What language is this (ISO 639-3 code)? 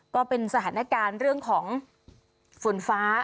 tha